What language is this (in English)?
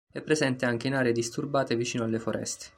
Italian